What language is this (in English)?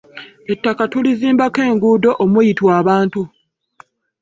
Ganda